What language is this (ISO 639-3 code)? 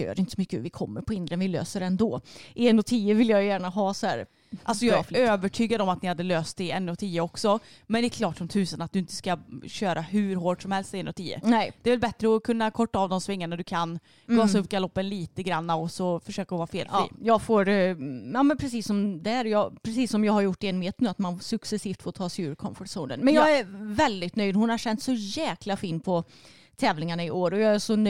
swe